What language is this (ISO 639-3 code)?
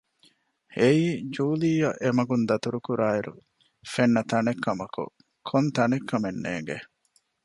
div